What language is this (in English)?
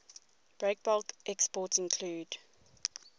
English